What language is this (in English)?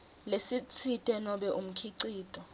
Swati